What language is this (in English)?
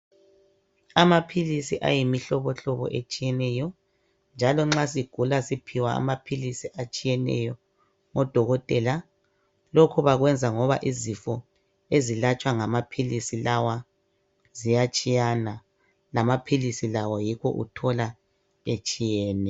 North Ndebele